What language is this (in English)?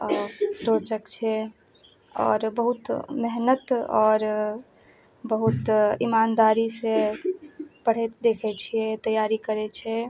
Maithili